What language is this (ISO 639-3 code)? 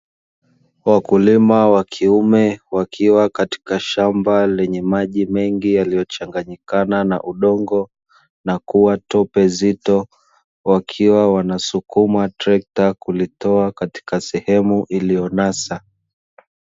swa